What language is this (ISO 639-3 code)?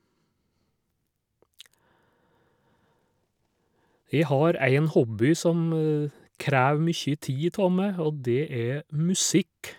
nor